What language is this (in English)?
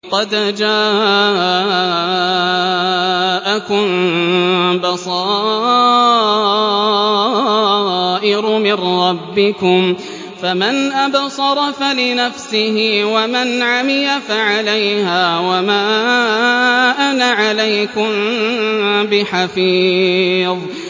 Arabic